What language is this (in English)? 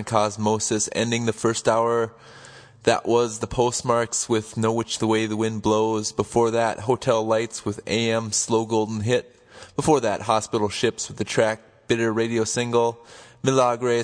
English